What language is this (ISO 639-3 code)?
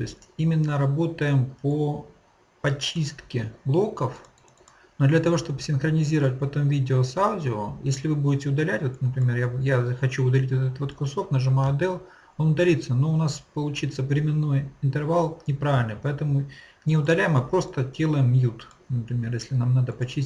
rus